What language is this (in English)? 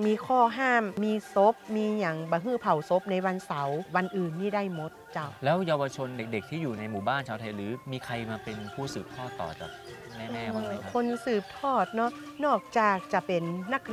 Thai